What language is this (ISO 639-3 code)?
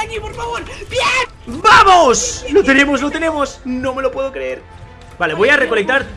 spa